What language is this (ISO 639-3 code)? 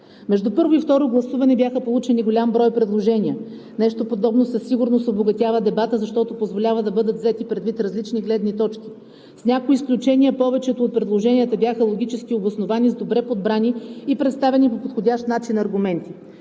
bul